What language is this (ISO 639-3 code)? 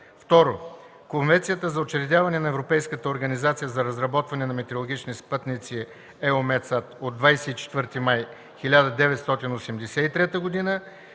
bul